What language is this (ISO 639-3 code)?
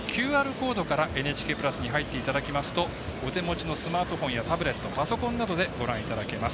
jpn